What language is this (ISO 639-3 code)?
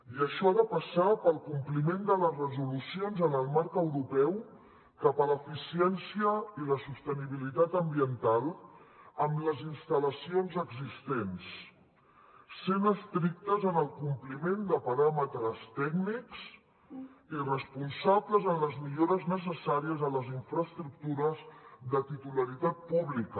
cat